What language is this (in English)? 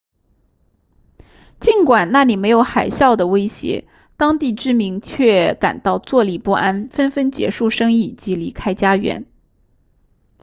Chinese